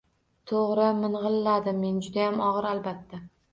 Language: Uzbek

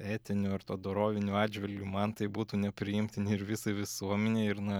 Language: Lithuanian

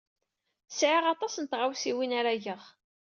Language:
Kabyle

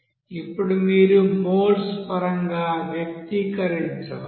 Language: Telugu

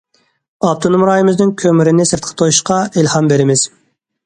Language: Uyghur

